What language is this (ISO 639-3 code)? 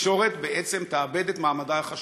heb